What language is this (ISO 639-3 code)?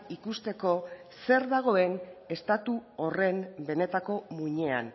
eus